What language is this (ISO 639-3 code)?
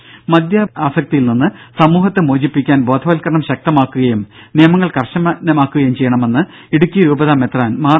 mal